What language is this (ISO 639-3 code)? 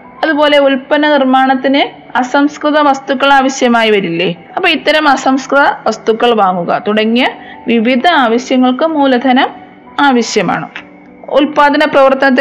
mal